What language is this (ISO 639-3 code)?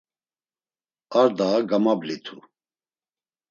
lzz